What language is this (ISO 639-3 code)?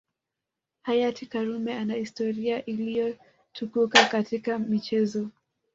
swa